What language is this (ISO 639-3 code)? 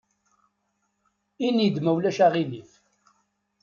kab